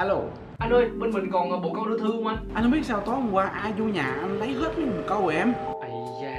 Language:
Vietnamese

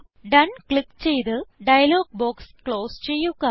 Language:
Malayalam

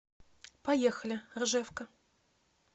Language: Russian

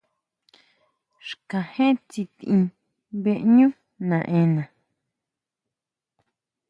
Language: Huautla Mazatec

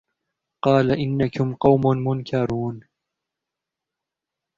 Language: Arabic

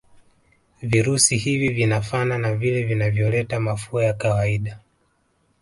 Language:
Swahili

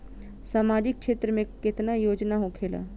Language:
Bhojpuri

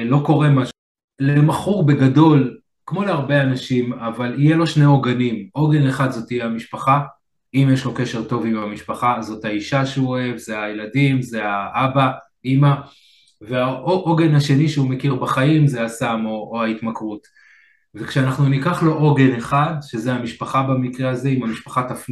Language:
Hebrew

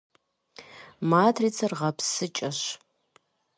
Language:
Kabardian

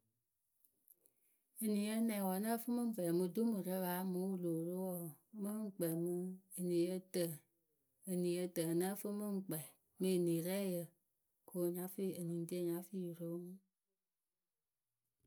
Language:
Akebu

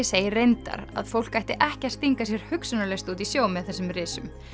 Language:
Icelandic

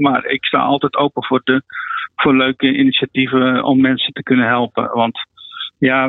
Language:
Dutch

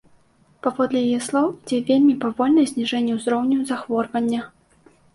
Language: Belarusian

